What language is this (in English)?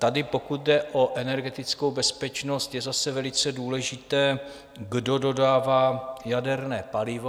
Czech